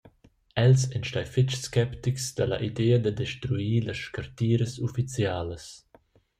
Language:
Romansh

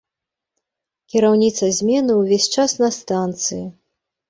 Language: Belarusian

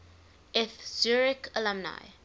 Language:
English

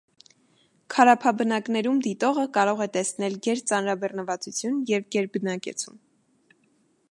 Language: Armenian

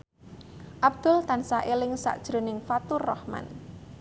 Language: Javanese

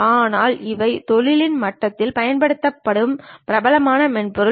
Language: Tamil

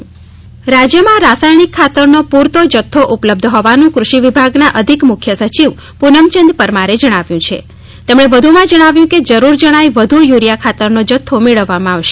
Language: Gujarati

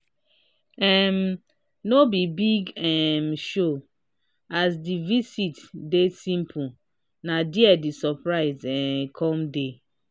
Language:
Nigerian Pidgin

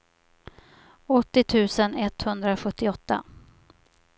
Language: Swedish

